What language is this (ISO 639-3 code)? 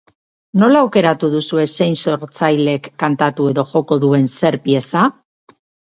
eus